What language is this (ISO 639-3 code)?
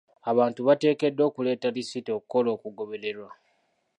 lug